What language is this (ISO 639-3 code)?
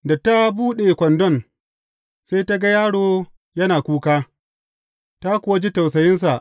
hau